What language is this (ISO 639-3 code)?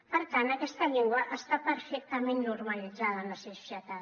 cat